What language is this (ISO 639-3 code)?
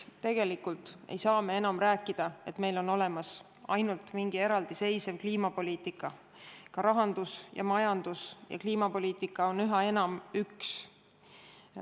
est